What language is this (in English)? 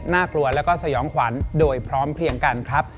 Thai